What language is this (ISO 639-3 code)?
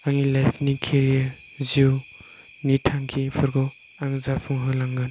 brx